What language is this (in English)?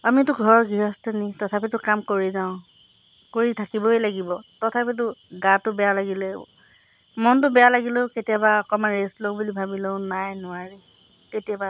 Assamese